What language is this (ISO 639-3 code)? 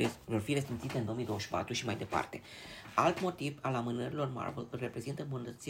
ron